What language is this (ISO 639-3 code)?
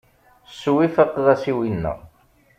kab